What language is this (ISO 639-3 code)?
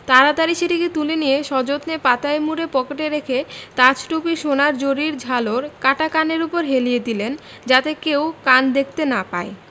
ben